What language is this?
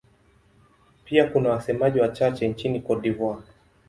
Swahili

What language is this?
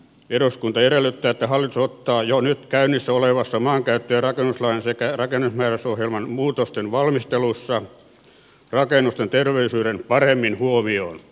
Finnish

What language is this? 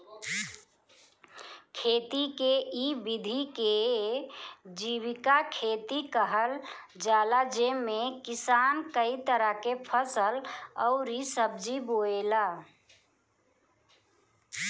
Bhojpuri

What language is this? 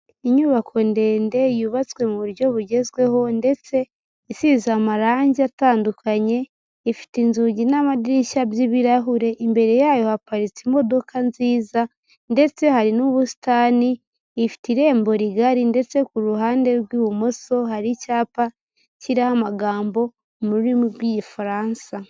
Kinyarwanda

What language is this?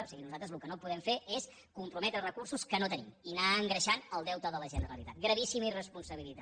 Catalan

